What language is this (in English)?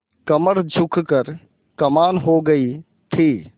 Hindi